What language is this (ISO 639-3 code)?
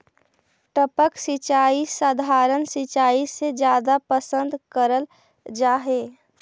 mag